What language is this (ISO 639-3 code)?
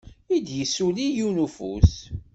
kab